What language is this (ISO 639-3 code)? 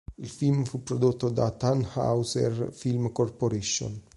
ita